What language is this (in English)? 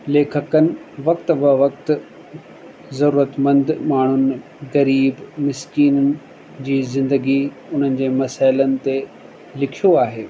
Sindhi